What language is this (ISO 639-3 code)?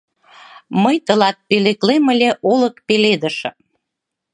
chm